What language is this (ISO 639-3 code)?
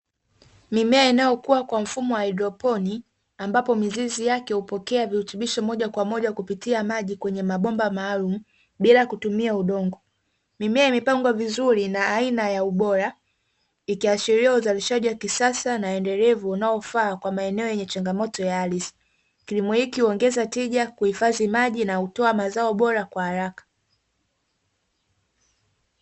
swa